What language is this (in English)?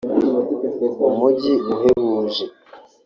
Kinyarwanda